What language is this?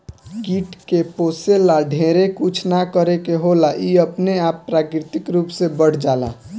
Bhojpuri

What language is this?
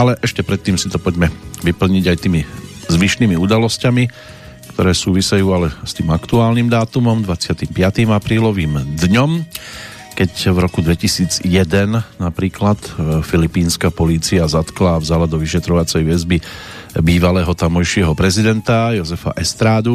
Slovak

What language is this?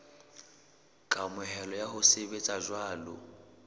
Southern Sotho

